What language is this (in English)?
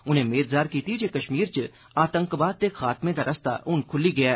Dogri